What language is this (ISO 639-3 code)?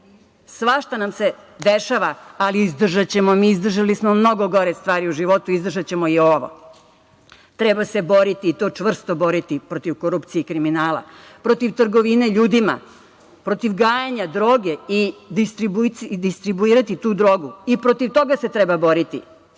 srp